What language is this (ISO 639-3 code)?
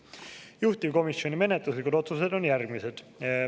est